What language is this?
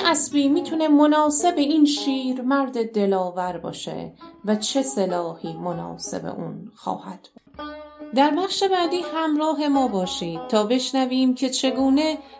Persian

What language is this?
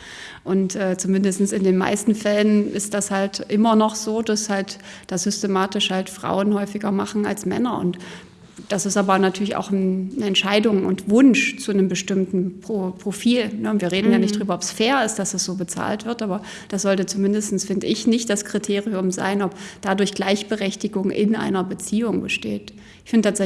German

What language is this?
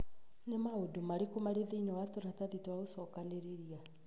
Kikuyu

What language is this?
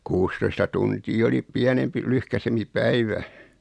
Finnish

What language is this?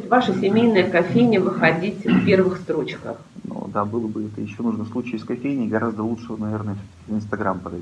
Russian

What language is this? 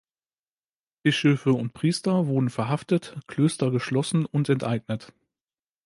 German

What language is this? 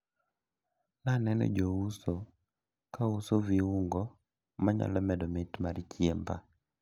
Luo (Kenya and Tanzania)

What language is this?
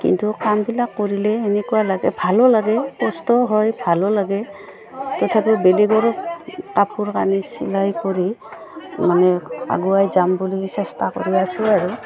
Assamese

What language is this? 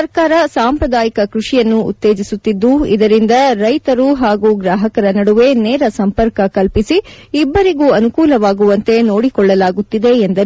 Kannada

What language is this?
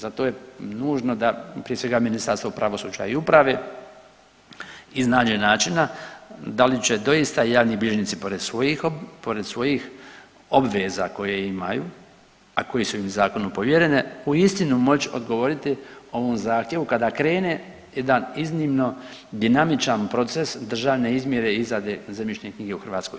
Croatian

